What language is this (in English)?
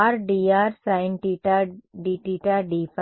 Telugu